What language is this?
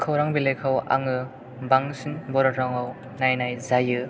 Bodo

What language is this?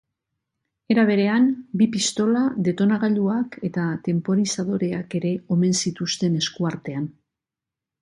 Basque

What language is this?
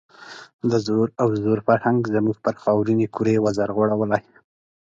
Pashto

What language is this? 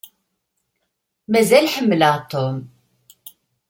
Kabyle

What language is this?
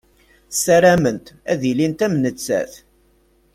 Kabyle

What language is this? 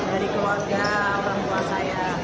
Indonesian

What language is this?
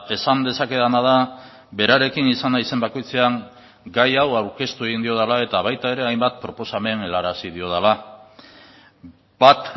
Basque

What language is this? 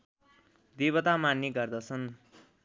Nepali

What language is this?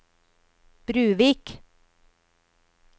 Norwegian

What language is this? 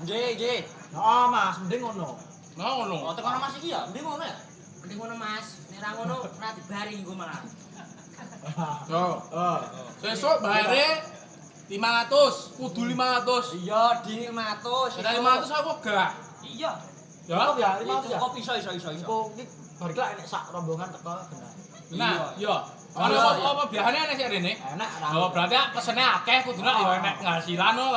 Indonesian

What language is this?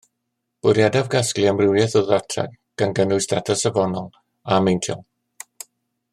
Welsh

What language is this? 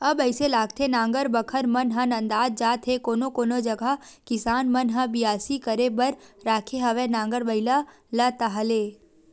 Chhattisgarhi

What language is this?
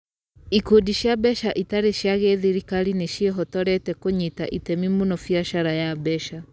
Kikuyu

